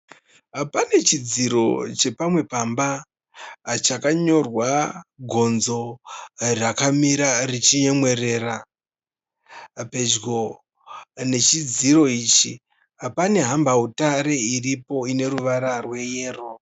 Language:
Shona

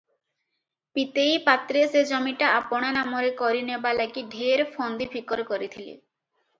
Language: Odia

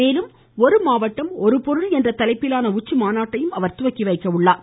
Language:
Tamil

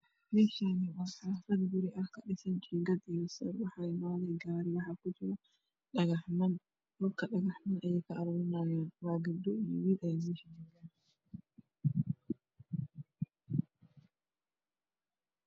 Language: Somali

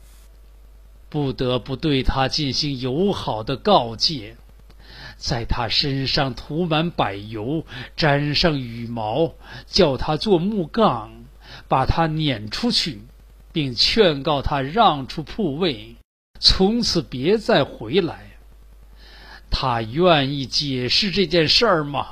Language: Chinese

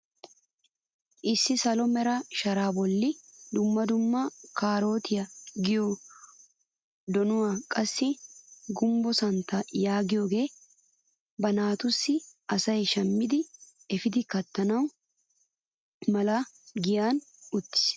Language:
Wolaytta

